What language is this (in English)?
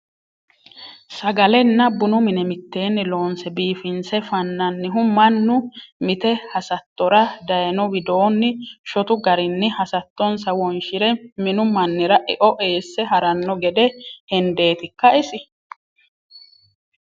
Sidamo